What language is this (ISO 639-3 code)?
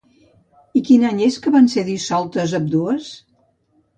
cat